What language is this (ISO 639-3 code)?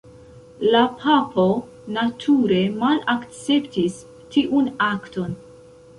epo